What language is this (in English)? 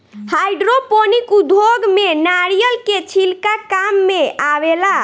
Bhojpuri